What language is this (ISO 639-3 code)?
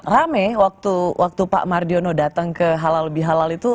ind